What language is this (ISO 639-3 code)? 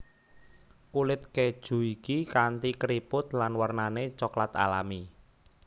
jav